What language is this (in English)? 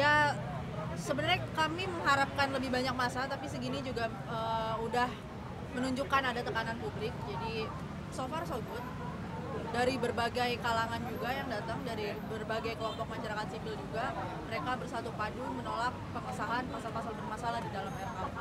Indonesian